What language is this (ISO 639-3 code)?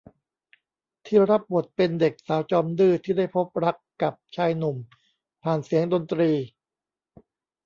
tha